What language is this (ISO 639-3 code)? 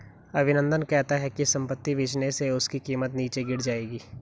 hin